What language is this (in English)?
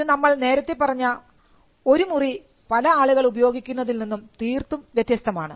Malayalam